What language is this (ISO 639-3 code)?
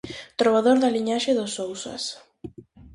glg